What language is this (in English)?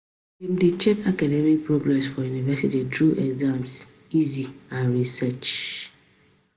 Nigerian Pidgin